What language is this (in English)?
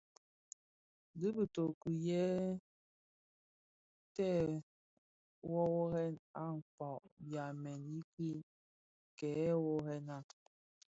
Bafia